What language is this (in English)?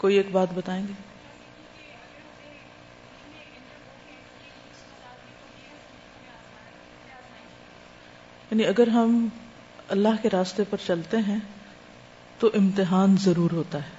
Urdu